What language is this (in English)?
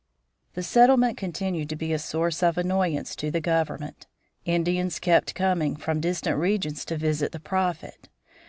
English